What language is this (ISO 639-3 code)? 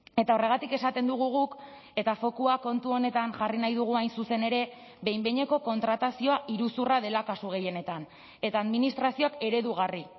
eus